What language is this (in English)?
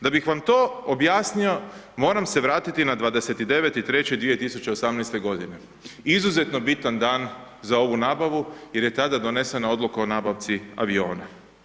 Croatian